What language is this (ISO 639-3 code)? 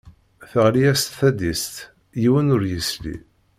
kab